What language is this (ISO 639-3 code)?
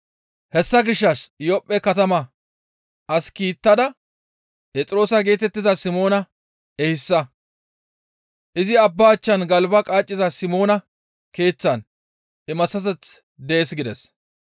gmv